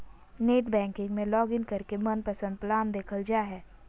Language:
Magahi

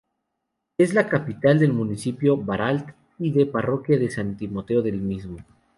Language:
Spanish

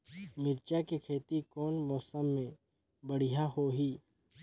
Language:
Chhattisgarhi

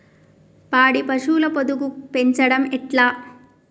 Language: Telugu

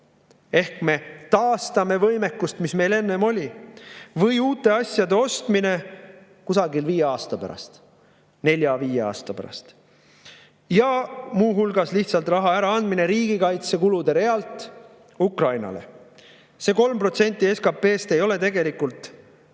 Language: Estonian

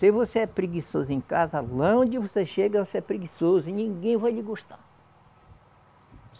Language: Portuguese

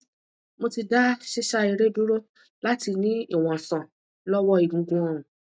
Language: Yoruba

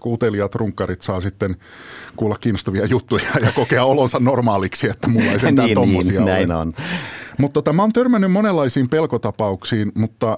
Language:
Finnish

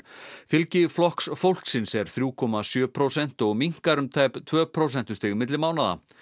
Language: Icelandic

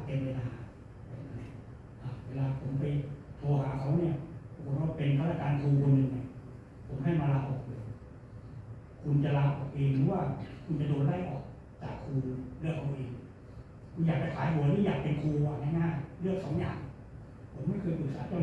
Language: Thai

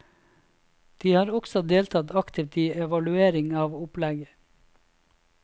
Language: Norwegian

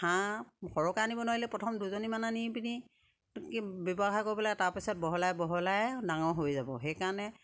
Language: Assamese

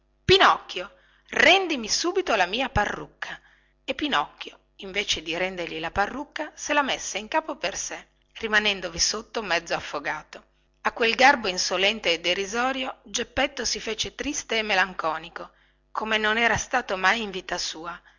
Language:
Italian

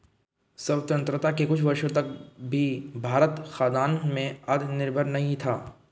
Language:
Hindi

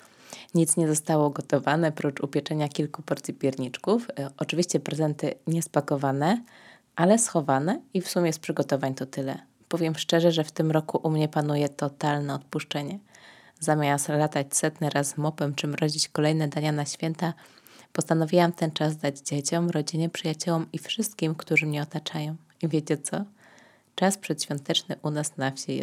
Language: Polish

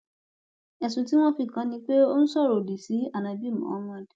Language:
Yoruba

